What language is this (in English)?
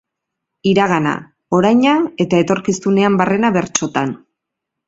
Basque